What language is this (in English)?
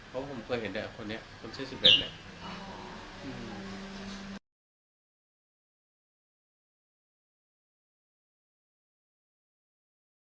Thai